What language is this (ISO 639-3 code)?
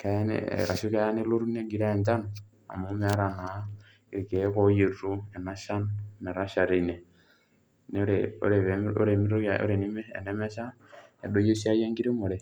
mas